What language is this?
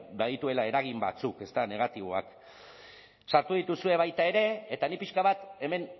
Basque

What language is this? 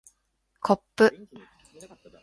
Japanese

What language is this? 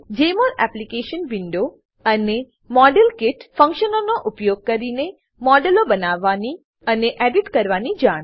Gujarati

